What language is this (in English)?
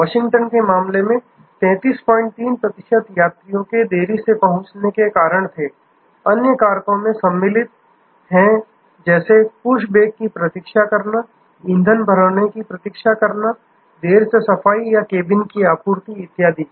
Hindi